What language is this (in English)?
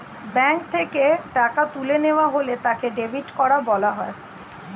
Bangla